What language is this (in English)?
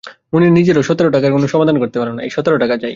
Bangla